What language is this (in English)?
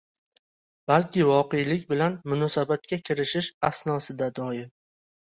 Uzbek